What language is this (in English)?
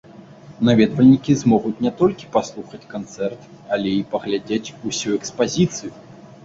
Belarusian